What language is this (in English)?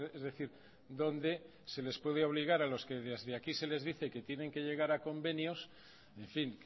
Spanish